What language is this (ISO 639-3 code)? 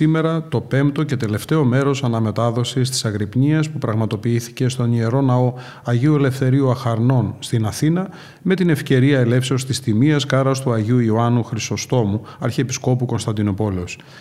ell